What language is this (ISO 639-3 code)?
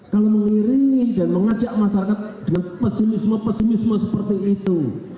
ind